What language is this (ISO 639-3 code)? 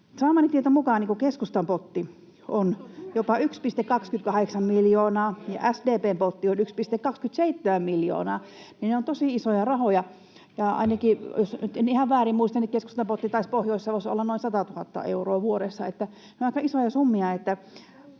fin